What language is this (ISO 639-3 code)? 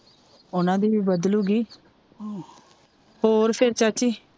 pan